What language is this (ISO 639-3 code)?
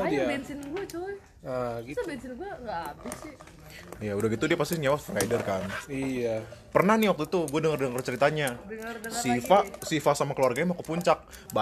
ind